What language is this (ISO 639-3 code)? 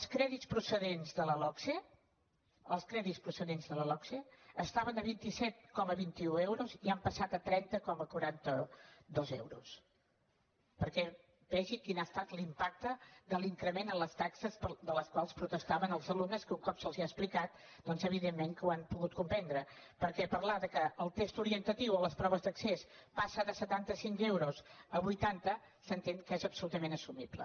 cat